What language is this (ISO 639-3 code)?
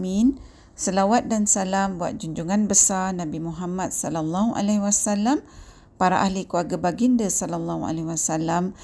msa